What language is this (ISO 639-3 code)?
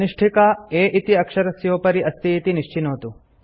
san